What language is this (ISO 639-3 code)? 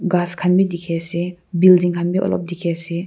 nag